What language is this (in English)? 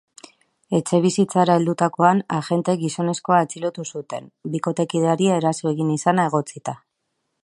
Basque